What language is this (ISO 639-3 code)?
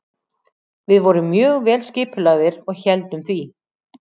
isl